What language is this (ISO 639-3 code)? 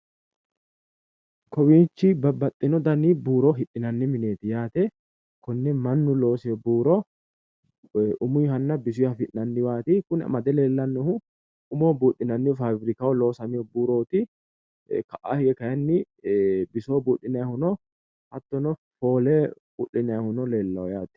sid